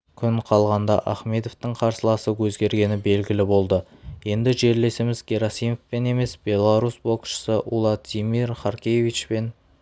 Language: Kazakh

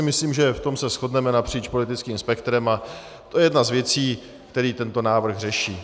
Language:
Czech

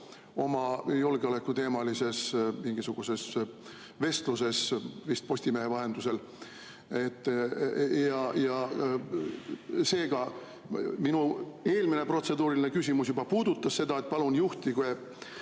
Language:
Estonian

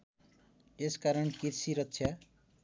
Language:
Nepali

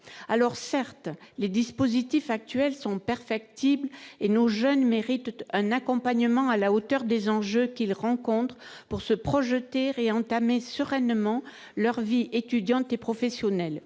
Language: French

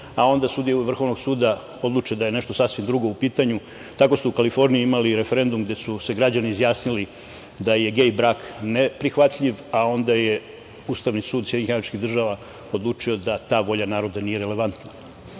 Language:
Serbian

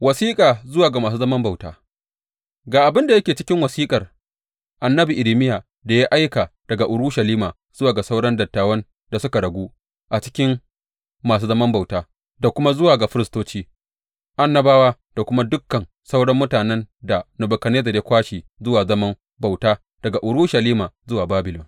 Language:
Hausa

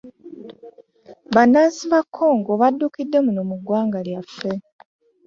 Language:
Ganda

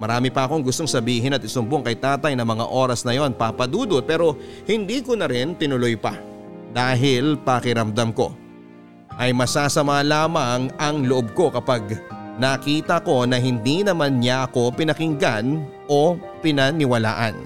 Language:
Filipino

